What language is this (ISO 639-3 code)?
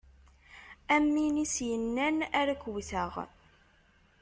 kab